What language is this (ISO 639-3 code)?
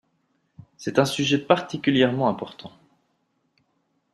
fra